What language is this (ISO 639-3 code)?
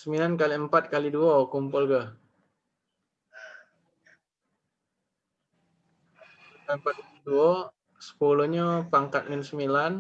ind